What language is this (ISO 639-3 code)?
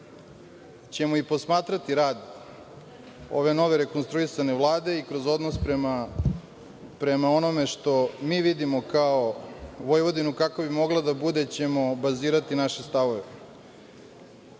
srp